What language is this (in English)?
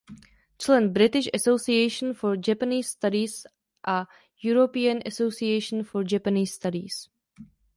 Czech